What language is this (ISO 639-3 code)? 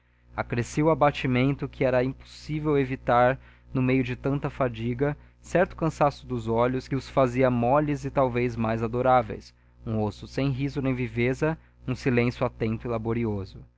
por